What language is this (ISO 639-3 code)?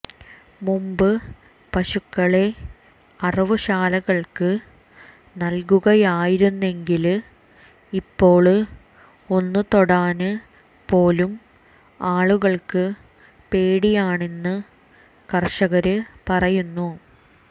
mal